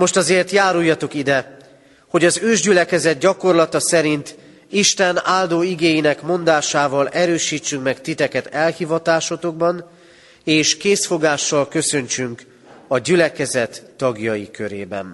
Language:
Hungarian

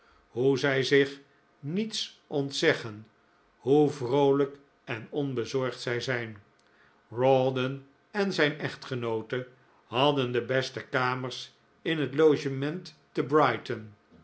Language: Dutch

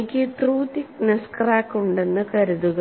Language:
Malayalam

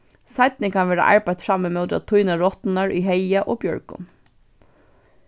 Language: Faroese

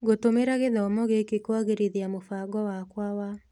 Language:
Kikuyu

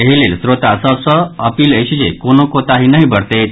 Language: Maithili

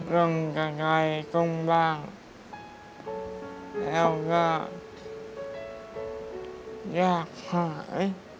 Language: Thai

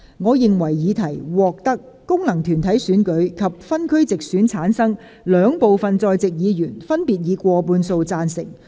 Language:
Cantonese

